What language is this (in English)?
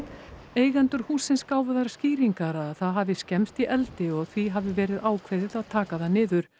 Icelandic